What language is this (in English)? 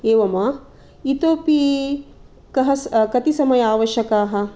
Sanskrit